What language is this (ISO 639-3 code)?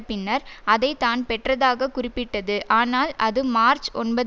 tam